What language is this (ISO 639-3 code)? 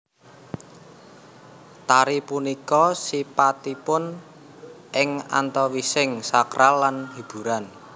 jav